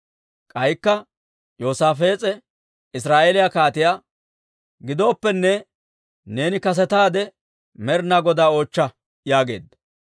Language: Dawro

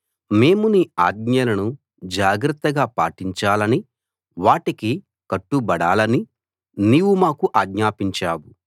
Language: Telugu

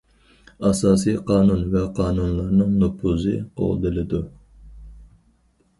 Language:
Uyghur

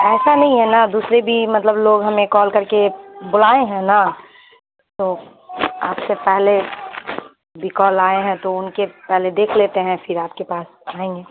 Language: Urdu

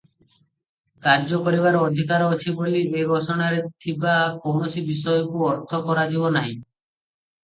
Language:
Odia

